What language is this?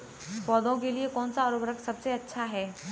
Hindi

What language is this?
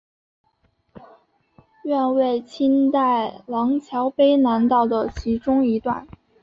Chinese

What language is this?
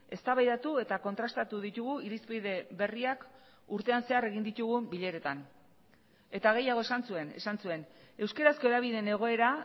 Basque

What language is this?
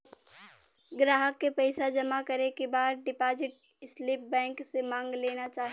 Bhojpuri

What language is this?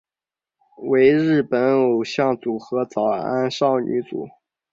Chinese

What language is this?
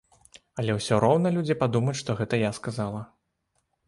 Belarusian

